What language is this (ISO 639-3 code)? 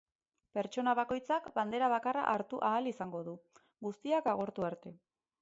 eus